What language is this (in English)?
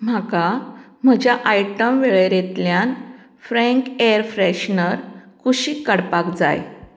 Konkani